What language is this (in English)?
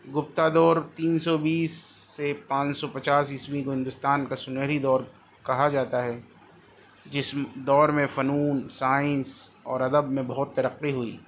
Urdu